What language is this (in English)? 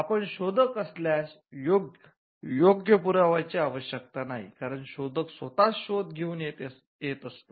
Marathi